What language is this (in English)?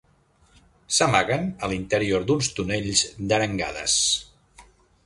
Catalan